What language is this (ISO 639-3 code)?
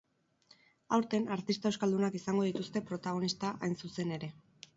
eus